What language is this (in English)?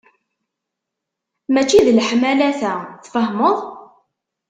Kabyle